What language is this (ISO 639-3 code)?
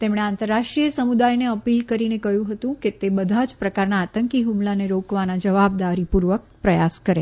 guj